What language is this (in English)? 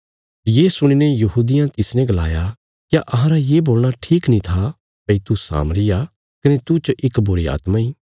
Bilaspuri